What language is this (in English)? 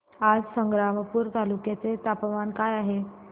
Marathi